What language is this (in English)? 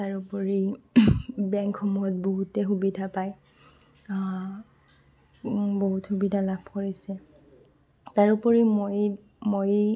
Assamese